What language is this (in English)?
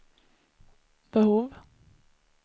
Swedish